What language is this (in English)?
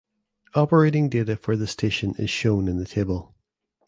English